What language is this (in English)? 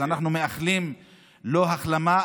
Hebrew